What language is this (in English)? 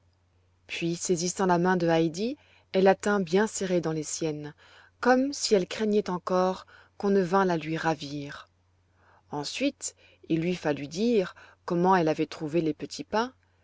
French